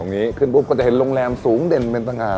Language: Thai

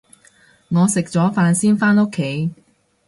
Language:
Cantonese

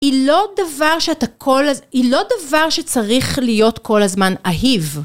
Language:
Hebrew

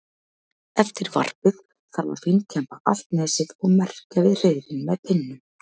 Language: Icelandic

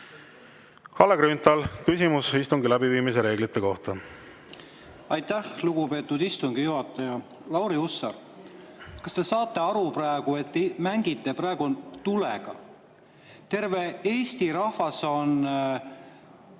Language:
Estonian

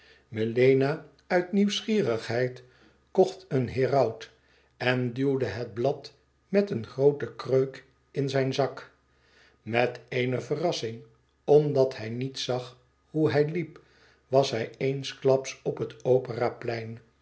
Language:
Dutch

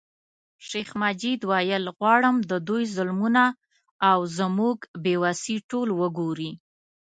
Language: Pashto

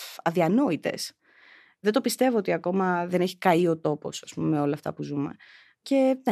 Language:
Greek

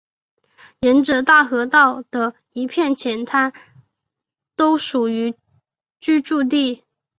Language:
Chinese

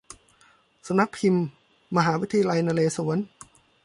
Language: Thai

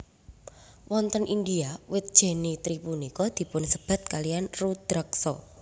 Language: Javanese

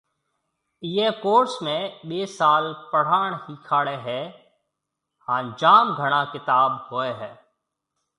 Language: Marwari (Pakistan)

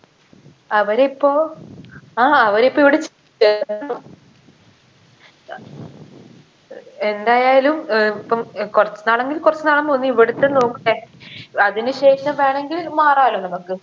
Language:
Malayalam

